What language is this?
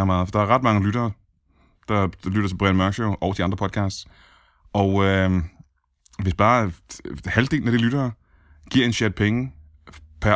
Danish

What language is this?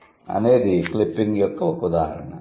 Telugu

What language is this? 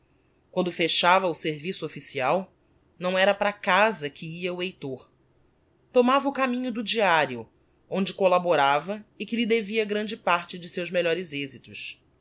Portuguese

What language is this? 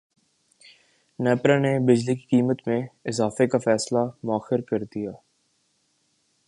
Urdu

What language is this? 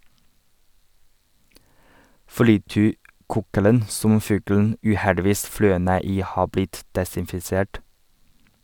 Norwegian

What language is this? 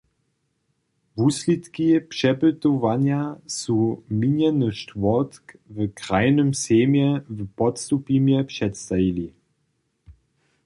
Upper Sorbian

